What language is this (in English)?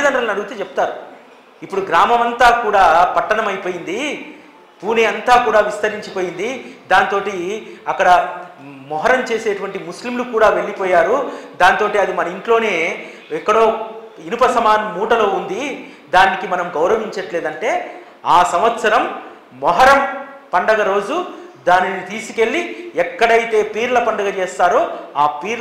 Telugu